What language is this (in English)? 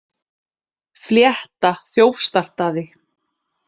Icelandic